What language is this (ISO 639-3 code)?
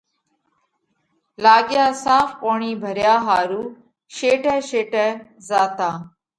kvx